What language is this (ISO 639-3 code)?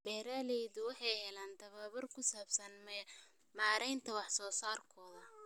som